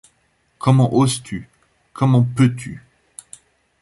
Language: French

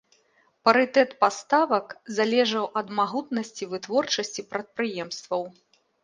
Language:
Belarusian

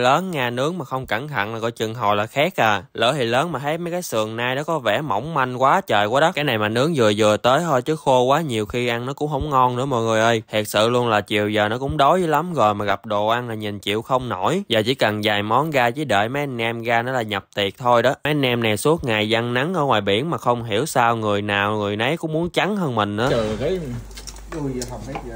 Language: Vietnamese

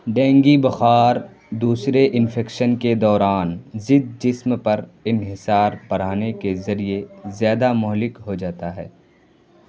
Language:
Urdu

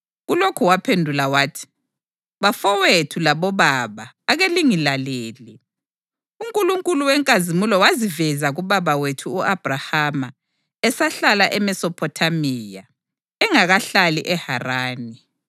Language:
North Ndebele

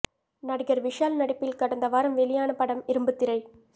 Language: Tamil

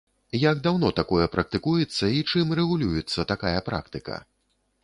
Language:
Belarusian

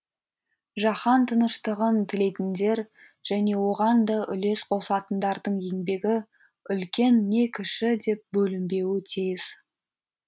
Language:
Kazakh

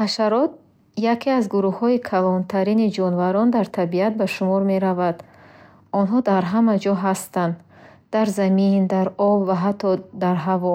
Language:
Bukharic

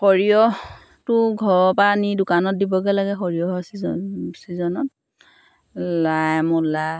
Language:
Assamese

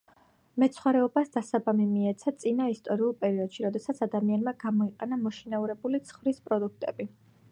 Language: Georgian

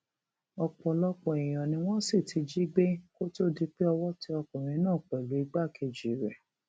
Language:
Yoruba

